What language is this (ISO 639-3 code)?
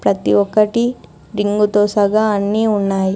tel